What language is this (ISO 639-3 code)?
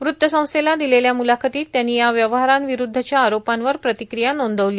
mar